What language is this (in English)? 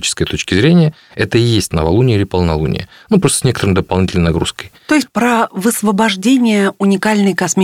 Russian